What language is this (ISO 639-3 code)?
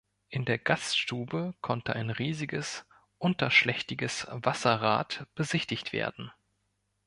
deu